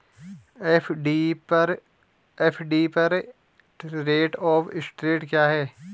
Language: Hindi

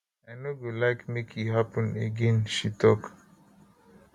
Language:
Nigerian Pidgin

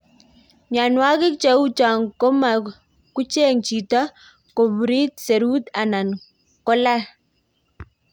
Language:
Kalenjin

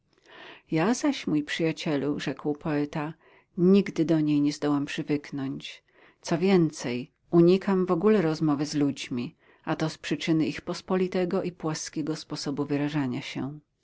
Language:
Polish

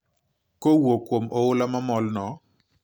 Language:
Luo (Kenya and Tanzania)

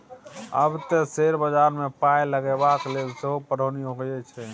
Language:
Maithili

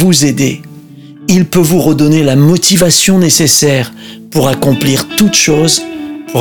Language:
French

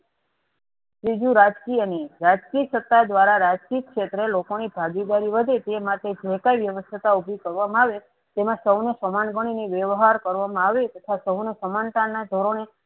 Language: Gujarati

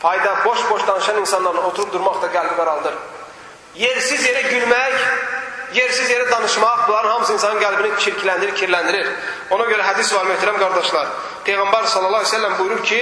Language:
Turkish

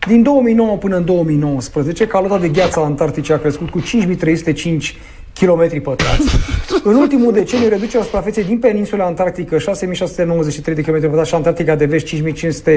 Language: Romanian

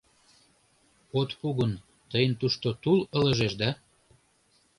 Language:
Mari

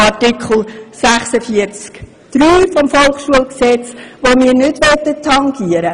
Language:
Swiss German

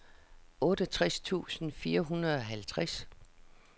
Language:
Danish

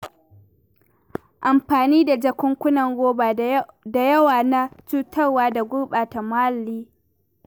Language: Hausa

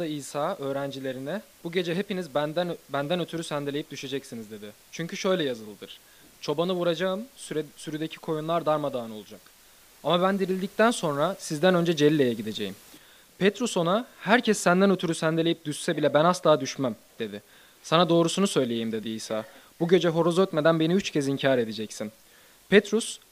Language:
Turkish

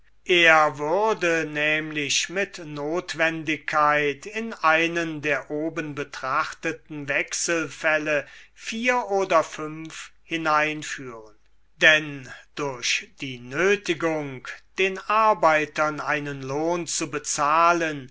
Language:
German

